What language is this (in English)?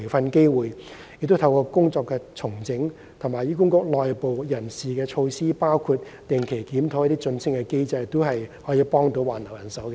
Cantonese